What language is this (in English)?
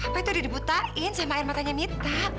Indonesian